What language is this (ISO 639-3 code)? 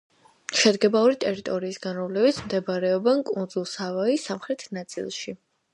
kat